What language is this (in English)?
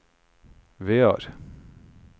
Norwegian